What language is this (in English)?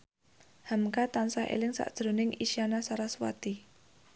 Javanese